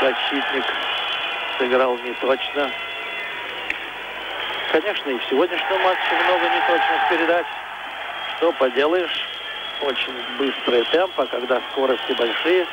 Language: Russian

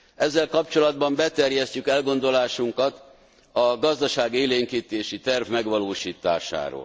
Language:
Hungarian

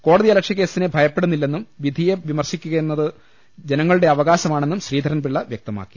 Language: Malayalam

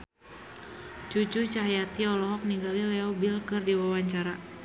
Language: Sundanese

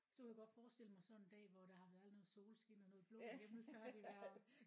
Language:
Danish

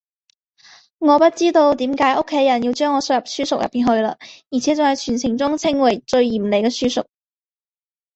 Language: Chinese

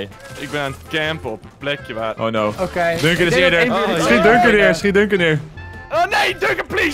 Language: Dutch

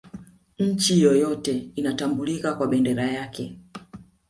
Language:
Swahili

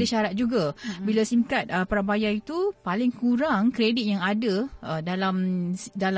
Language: Malay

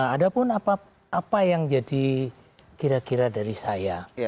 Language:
Indonesian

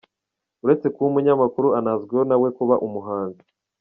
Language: Kinyarwanda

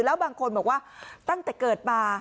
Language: Thai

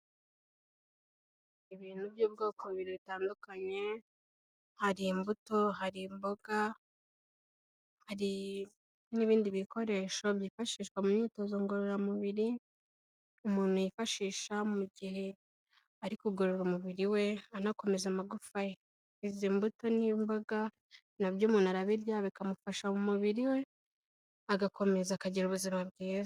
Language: Kinyarwanda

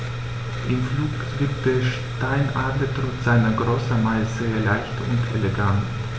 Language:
German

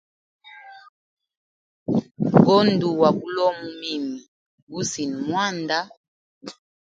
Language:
Hemba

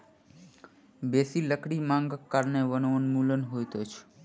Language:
Maithili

